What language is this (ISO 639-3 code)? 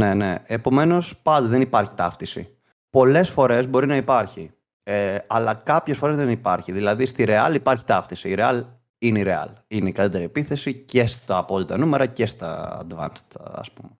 ell